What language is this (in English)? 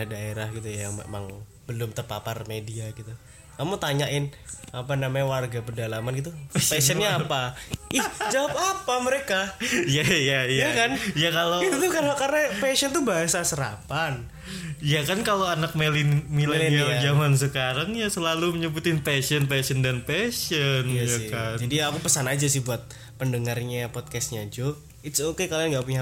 Indonesian